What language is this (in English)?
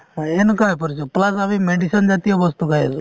Assamese